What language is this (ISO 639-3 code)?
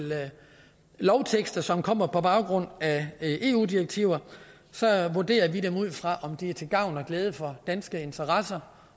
dan